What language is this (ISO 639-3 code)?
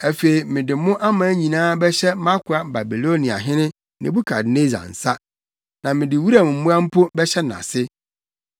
aka